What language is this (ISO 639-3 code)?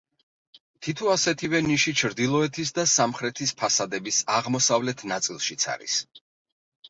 kat